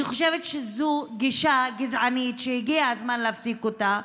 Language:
Hebrew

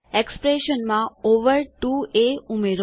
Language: Gujarati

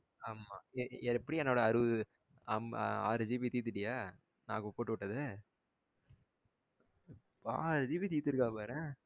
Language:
Tamil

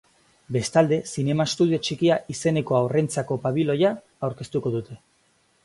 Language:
Basque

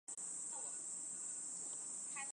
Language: Chinese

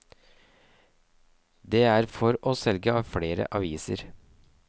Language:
Norwegian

